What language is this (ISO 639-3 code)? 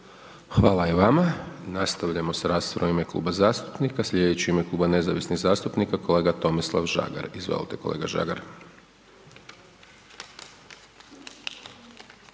hrv